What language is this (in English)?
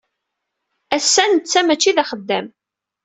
Kabyle